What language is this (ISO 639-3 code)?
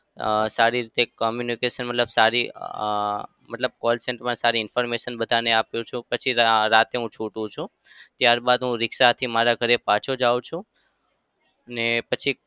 guj